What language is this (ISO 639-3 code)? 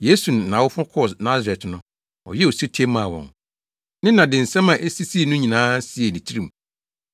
aka